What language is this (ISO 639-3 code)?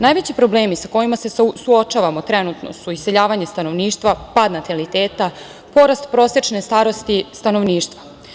srp